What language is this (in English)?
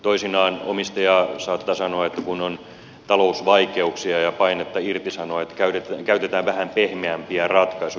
Finnish